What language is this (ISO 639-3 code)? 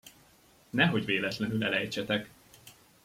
hun